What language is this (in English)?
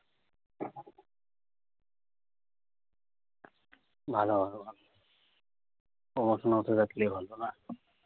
Bangla